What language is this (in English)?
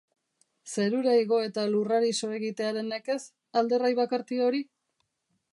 Basque